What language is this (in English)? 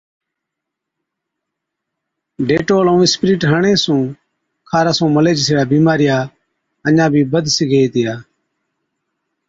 Od